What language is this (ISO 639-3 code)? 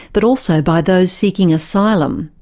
eng